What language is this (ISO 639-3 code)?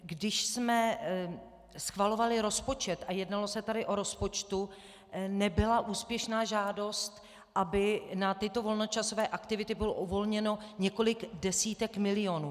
ces